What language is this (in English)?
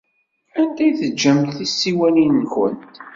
Kabyle